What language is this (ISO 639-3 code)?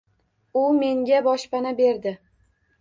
uzb